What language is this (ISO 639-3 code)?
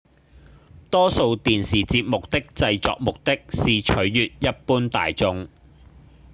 yue